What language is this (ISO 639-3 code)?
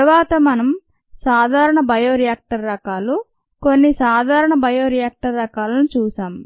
tel